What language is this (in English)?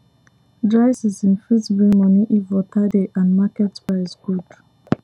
Nigerian Pidgin